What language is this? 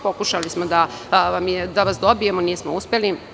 Serbian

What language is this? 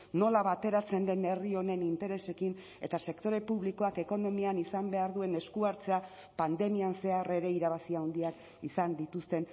Basque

